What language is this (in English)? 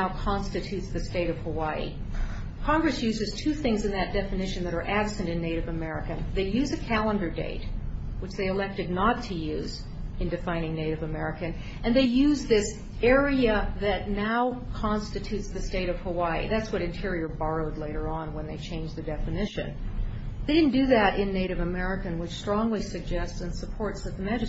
English